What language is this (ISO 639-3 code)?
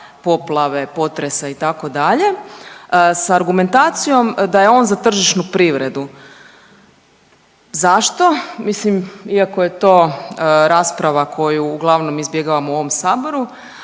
hrv